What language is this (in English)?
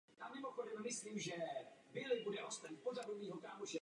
Czech